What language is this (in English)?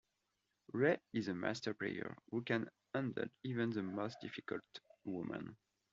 English